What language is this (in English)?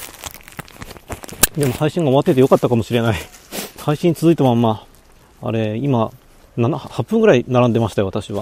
Japanese